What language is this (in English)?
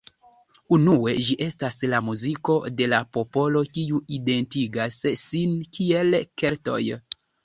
Esperanto